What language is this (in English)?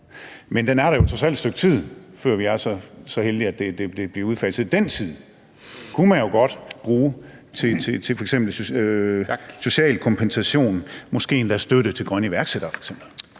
Danish